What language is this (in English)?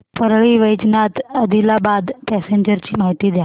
Marathi